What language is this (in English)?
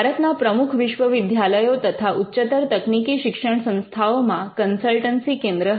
Gujarati